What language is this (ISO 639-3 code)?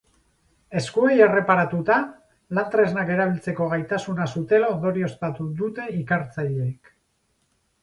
eus